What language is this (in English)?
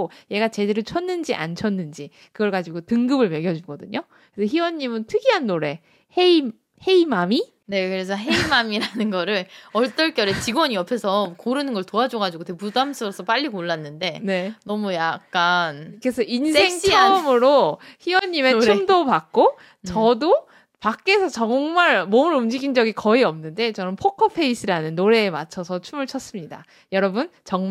Korean